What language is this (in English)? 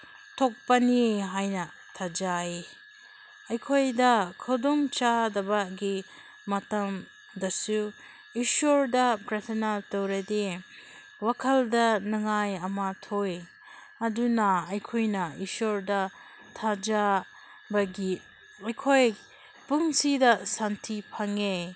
Manipuri